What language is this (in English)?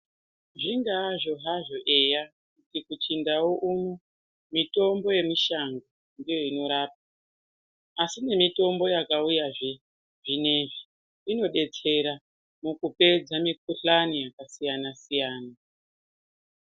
Ndau